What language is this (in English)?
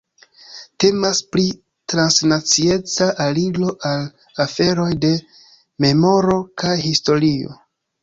Esperanto